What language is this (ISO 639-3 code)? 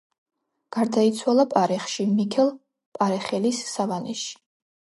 kat